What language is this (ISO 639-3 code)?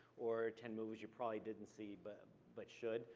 eng